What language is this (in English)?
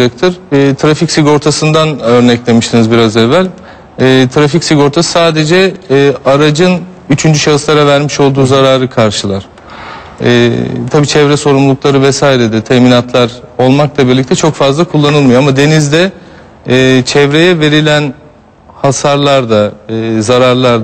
Turkish